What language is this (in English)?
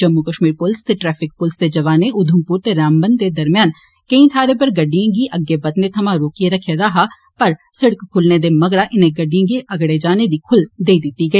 Dogri